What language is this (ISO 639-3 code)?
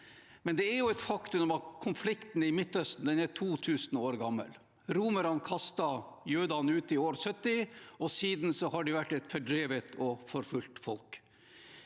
nor